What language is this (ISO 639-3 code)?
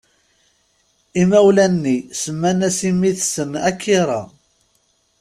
kab